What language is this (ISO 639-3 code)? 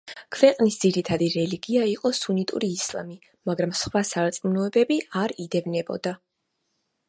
kat